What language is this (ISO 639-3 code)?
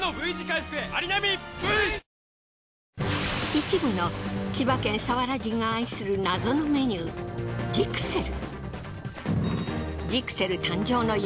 jpn